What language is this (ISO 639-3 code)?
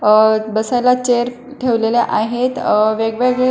mar